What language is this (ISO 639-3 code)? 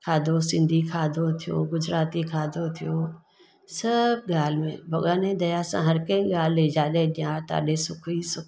snd